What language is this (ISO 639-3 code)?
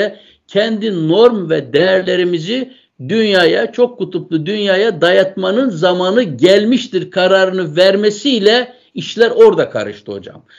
tur